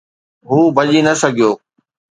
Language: Sindhi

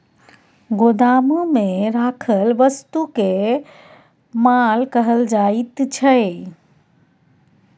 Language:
Maithili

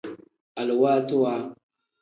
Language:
Tem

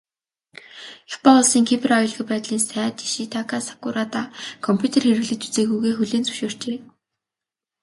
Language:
Mongolian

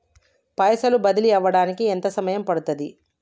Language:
Telugu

